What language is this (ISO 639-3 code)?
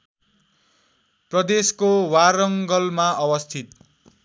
nep